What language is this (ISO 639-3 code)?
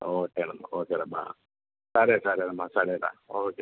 tel